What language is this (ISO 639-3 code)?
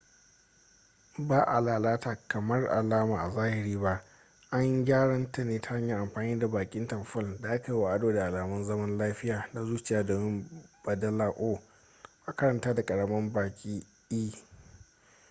hau